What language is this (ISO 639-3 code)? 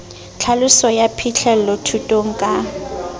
sot